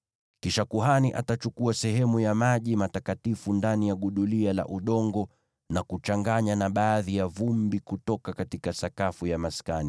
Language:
Swahili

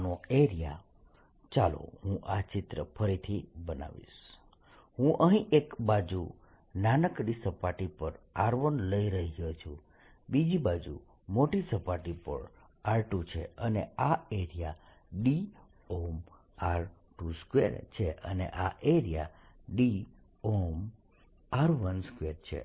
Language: Gujarati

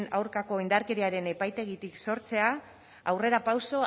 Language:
Basque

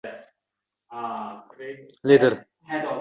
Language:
Uzbek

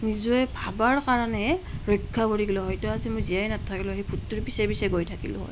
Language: Assamese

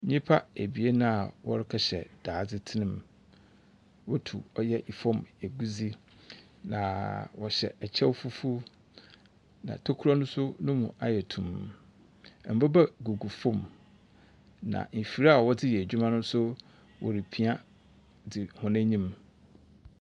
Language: Akan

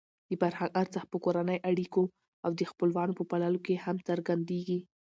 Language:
Pashto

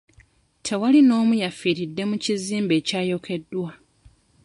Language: Ganda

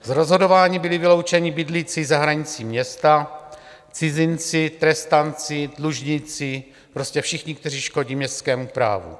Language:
Czech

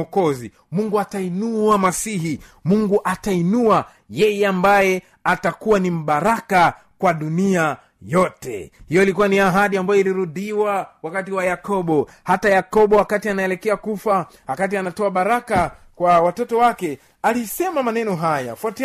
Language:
Swahili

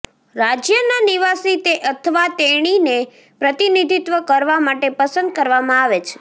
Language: Gujarati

